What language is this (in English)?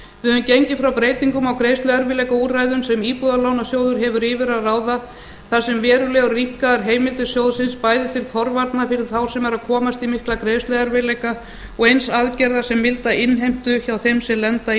Icelandic